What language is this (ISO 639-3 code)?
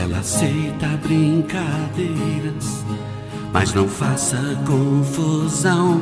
por